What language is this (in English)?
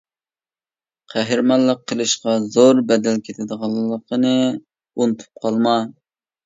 Uyghur